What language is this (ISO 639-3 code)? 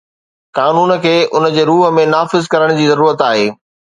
snd